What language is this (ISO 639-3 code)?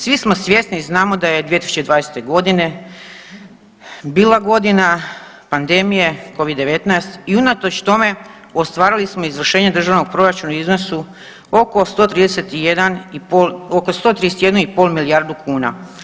hrv